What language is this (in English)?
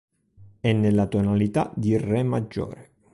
Italian